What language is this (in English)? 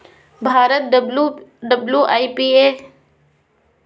Magahi